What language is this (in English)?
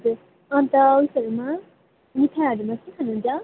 Nepali